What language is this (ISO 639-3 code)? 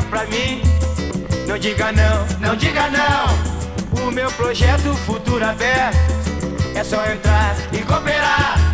por